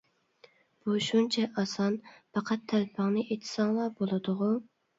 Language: Uyghur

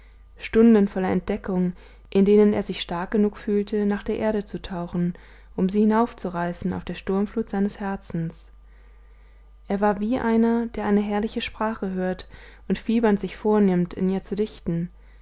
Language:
German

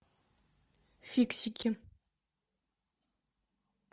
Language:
Russian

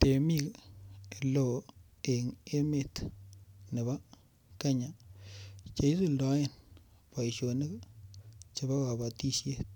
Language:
Kalenjin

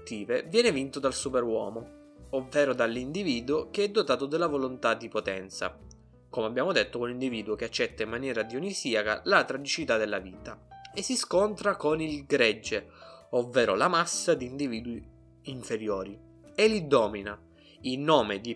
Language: Italian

